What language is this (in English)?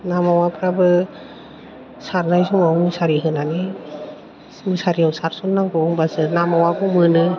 Bodo